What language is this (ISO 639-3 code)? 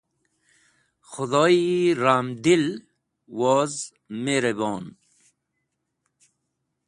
wbl